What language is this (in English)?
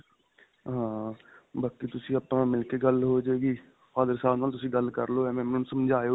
Punjabi